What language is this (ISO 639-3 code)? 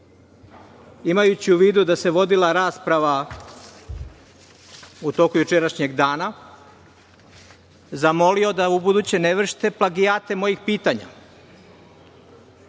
srp